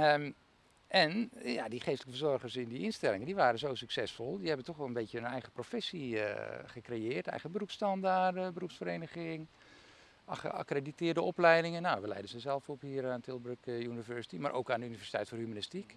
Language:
Dutch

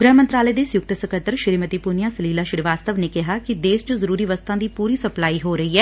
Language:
Punjabi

